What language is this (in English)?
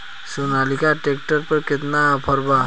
Bhojpuri